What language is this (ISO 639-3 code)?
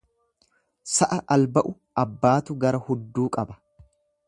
orm